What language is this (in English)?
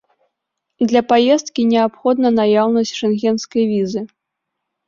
Belarusian